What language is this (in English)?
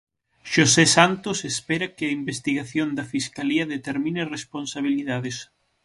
Galician